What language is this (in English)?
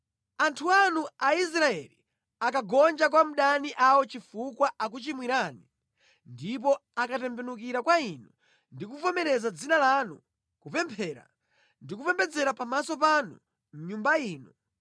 Nyanja